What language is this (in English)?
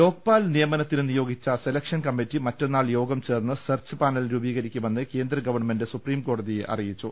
Malayalam